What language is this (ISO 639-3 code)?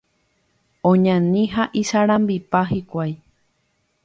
grn